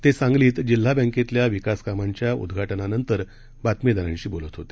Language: Marathi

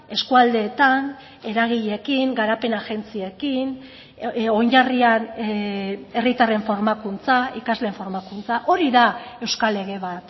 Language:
Basque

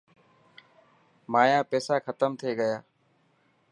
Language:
Dhatki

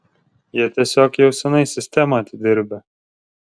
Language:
Lithuanian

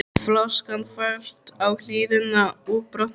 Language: Icelandic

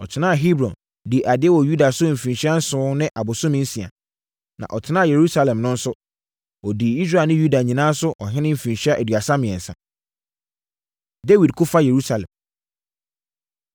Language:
Akan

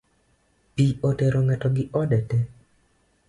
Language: Luo (Kenya and Tanzania)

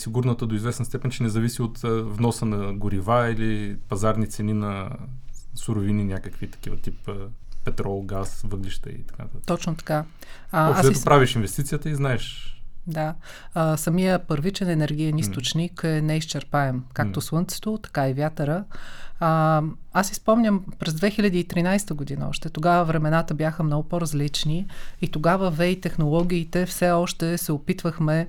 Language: Bulgarian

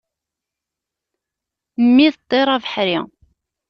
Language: Kabyle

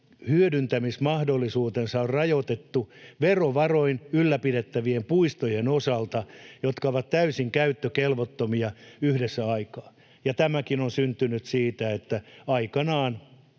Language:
Finnish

